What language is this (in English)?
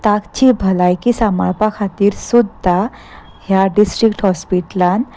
Konkani